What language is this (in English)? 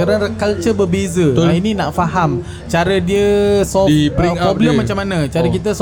Malay